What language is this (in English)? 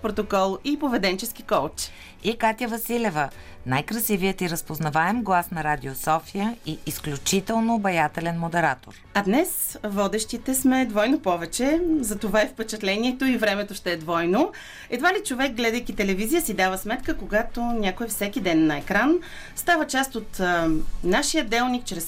Bulgarian